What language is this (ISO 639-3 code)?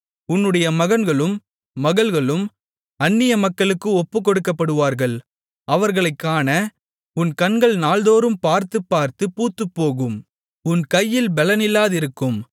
tam